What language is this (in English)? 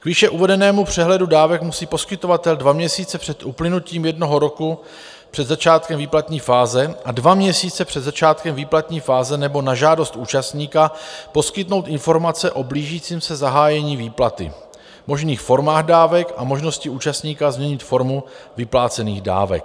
Czech